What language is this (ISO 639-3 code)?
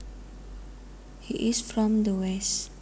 jav